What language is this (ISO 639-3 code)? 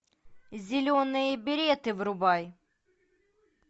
rus